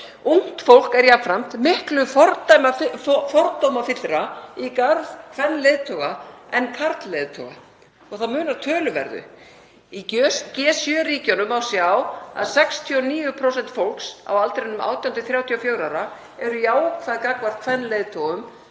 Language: Icelandic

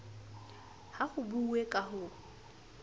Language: Southern Sotho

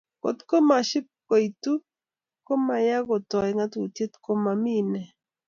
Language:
Kalenjin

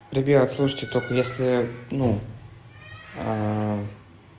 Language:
Russian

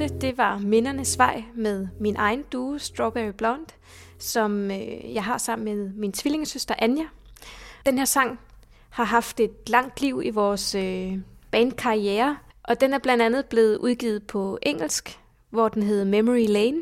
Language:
Danish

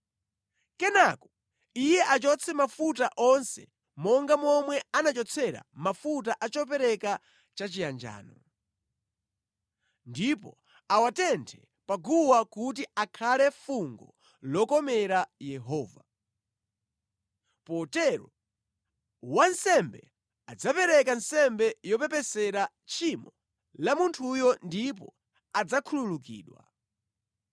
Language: Nyanja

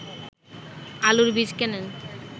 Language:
Bangla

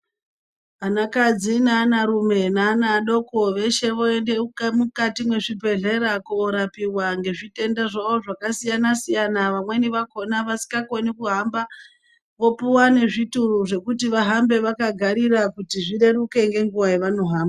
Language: Ndau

